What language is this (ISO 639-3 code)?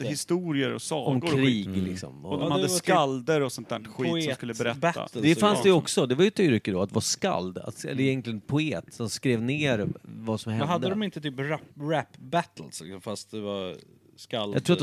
swe